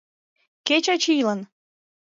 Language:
Mari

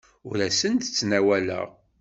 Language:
Kabyle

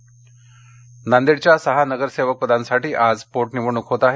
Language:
Marathi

